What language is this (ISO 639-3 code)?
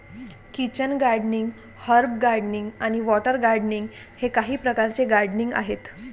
mar